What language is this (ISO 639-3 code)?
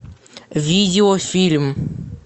rus